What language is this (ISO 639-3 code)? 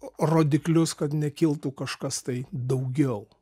lit